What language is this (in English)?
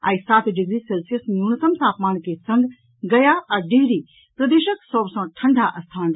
Maithili